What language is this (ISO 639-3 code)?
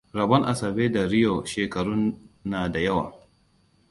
hau